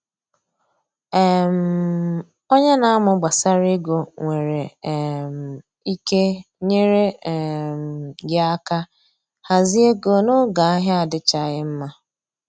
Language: Igbo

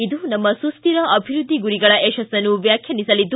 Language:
Kannada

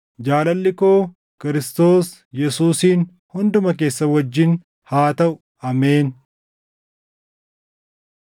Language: Oromo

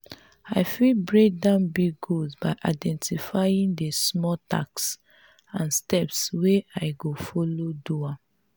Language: Nigerian Pidgin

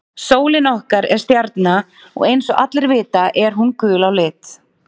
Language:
Icelandic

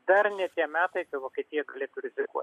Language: Lithuanian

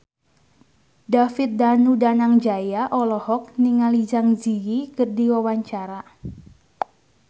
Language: Sundanese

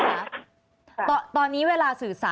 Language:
Thai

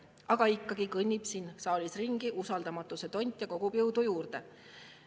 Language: Estonian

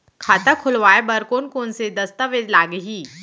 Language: Chhattisgarhi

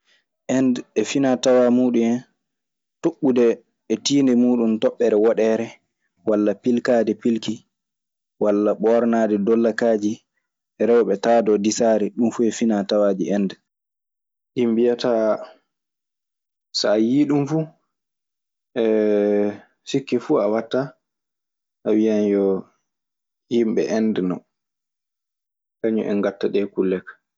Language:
Maasina Fulfulde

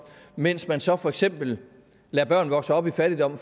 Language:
Danish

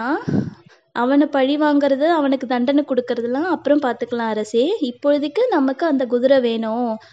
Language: Tamil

